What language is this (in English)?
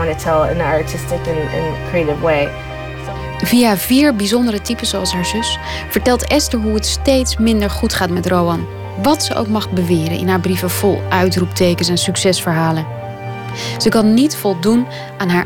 Dutch